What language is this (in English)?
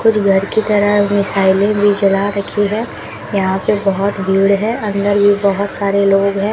Hindi